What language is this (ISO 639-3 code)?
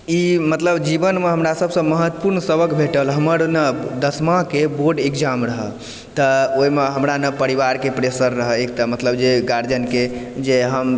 mai